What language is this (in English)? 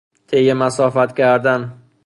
Persian